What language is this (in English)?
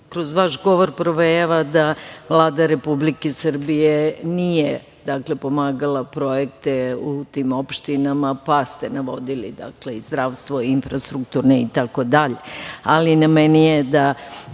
Serbian